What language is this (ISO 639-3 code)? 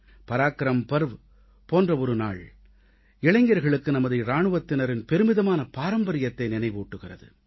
tam